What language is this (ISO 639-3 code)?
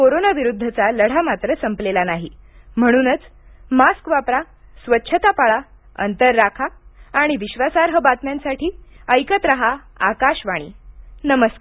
mar